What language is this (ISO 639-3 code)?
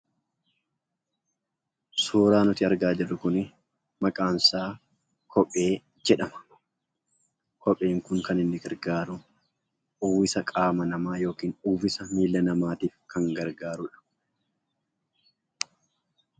orm